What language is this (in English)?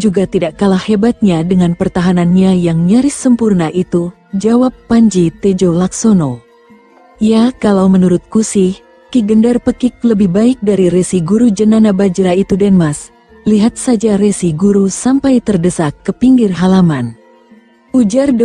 Indonesian